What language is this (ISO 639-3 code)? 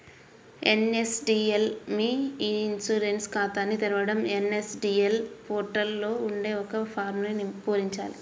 tel